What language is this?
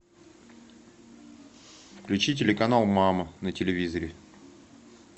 Russian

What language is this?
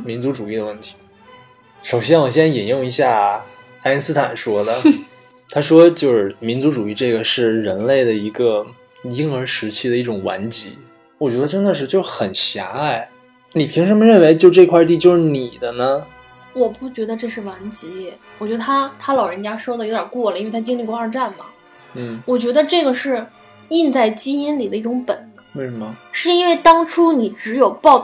Chinese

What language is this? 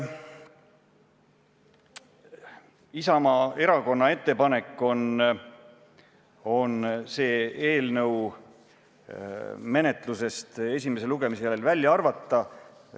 Estonian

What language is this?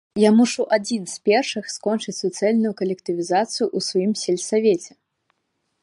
Belarusian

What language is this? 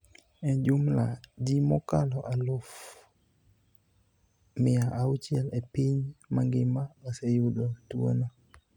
Luo (Kenya and Tanzania)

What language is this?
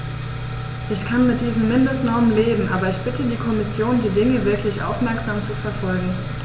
German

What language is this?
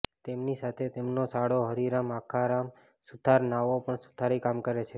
Gujarati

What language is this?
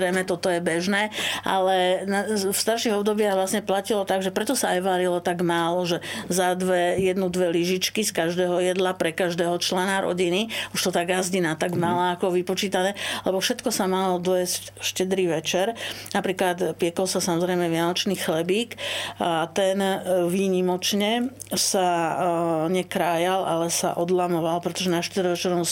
Slovak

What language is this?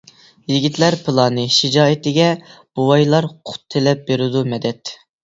Uyghur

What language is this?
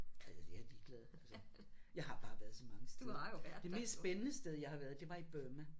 Danish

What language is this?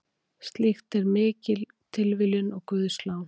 Icelandic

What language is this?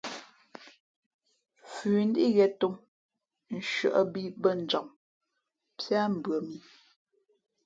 Fe'fe'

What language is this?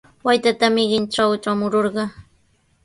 Sihuas Ancash Quechua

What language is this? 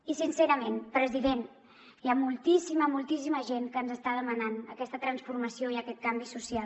Catalan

